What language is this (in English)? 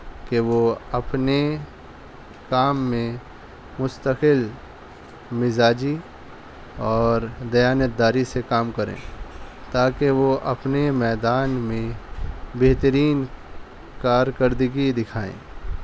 Urdu